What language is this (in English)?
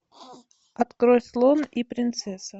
Russian